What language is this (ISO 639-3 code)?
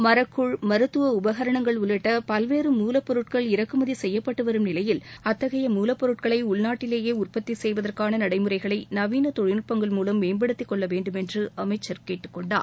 tam